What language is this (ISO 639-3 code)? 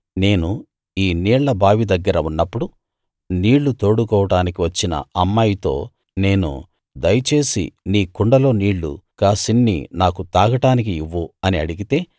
tel